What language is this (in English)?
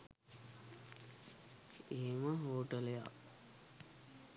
Sinhala